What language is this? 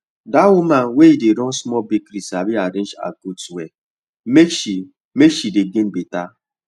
Nigerian Pidgin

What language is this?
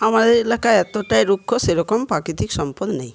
Bangla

